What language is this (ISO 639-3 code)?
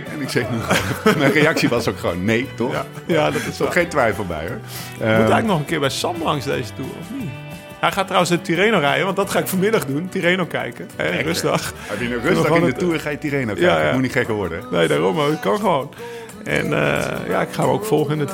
nld